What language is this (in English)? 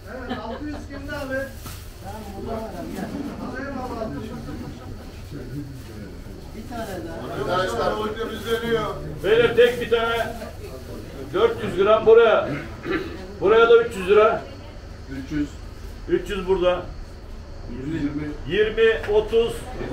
Turkish